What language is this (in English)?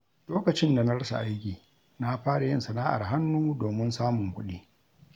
Hausa